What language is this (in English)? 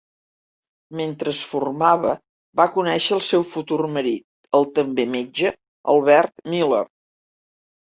Catalan